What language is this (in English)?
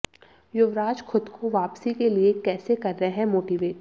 Hindi